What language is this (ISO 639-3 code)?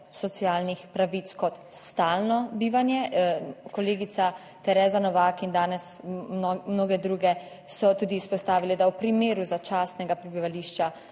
slv